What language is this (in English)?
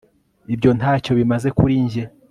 Kinyarwanda